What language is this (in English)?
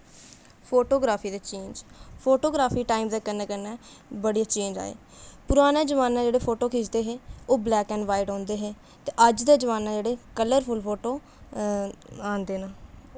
Dogri